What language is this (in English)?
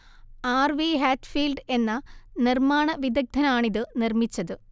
Malayalam